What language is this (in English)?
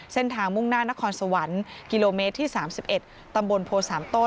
Thai